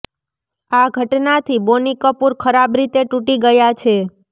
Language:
Gujarati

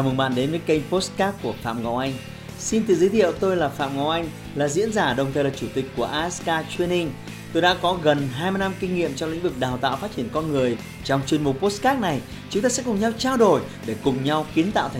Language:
Vietnamese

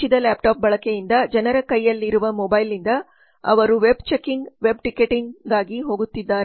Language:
Kannada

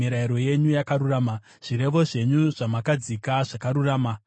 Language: Shona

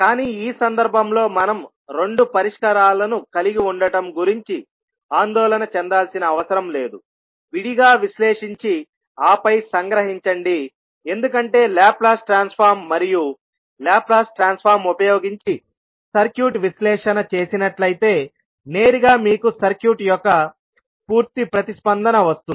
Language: Telugu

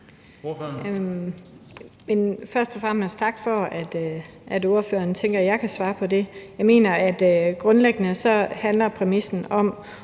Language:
Danish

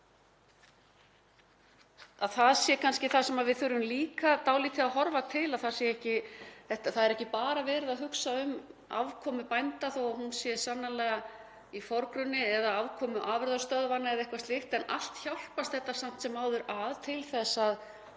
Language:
Icelandic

